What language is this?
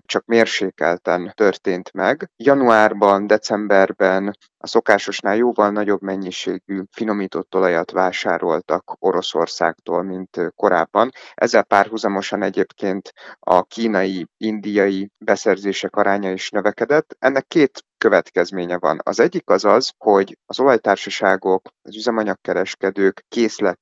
Hungarian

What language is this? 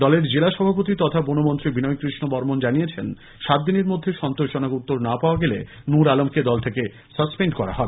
Bangla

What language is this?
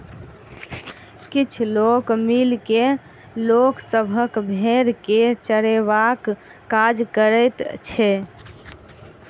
Maithili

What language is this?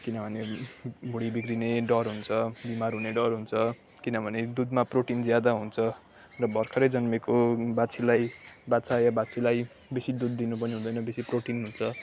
Nepali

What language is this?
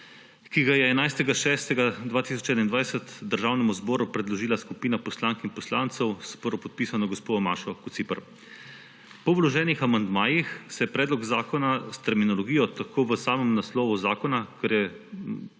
Slovenian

